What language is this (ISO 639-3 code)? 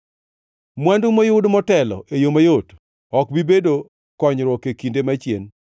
luo